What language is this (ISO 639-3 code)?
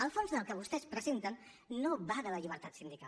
cat